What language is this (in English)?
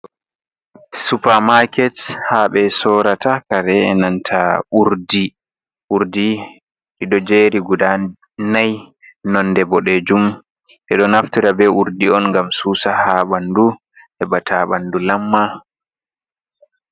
Fula